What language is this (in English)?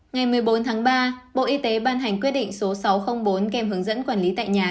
Vietnamese